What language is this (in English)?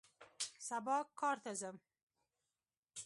Pashto